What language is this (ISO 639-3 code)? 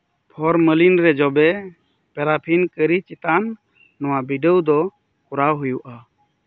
sat